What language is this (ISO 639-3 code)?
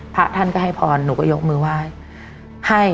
tha